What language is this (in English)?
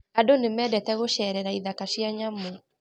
Kikuyu